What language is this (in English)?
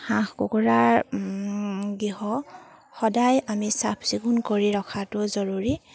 Assamese